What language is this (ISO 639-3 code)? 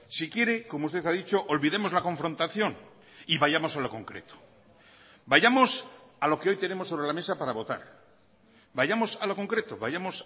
spa